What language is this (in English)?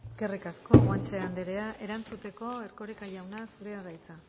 Basque